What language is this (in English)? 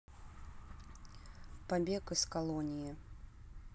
Russian